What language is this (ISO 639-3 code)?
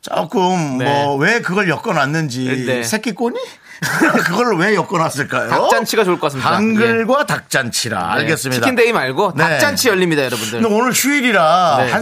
kor